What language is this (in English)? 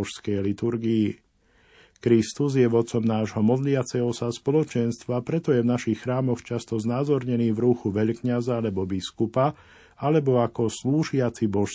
Slovak